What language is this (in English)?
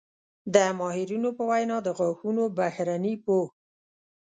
Pashto